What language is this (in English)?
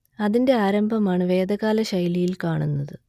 Malayalam